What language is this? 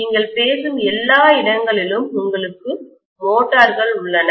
Tamil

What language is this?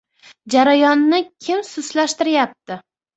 Uzbek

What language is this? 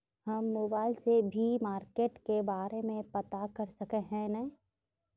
Magahi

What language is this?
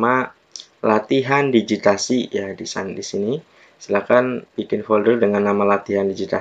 Indonesian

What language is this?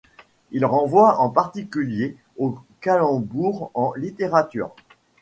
French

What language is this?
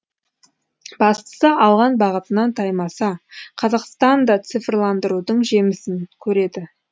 Kazakh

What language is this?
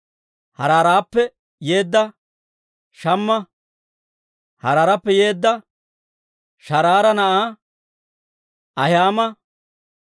Dawro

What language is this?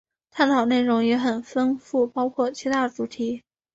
Chinese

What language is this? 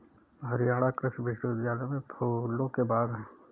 Hindi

